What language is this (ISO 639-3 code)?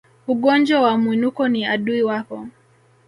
swa